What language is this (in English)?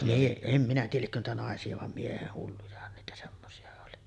Finnish